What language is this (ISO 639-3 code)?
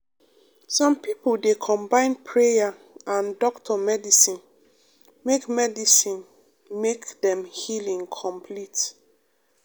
pcm